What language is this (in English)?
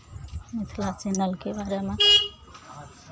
Maithili